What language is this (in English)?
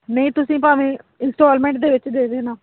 Punjabi